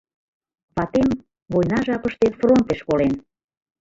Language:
Mari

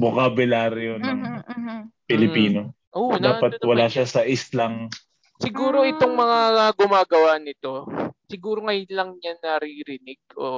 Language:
Filipino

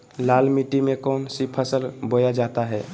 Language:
Magahi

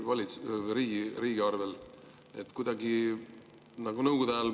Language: Estonian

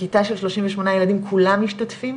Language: Hebrew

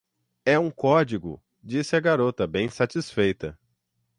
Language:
Portuguese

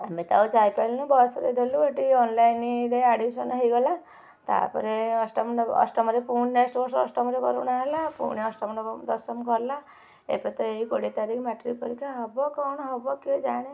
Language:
Odia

